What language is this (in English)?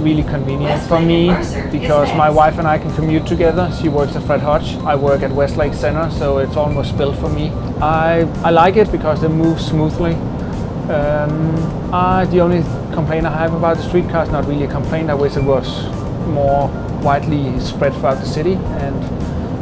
English